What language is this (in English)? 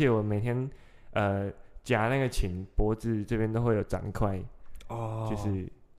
Chinese